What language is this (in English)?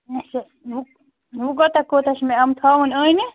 Kashmiri